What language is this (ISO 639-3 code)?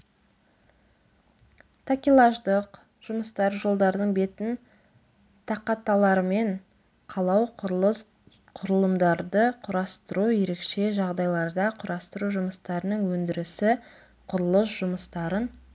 kaz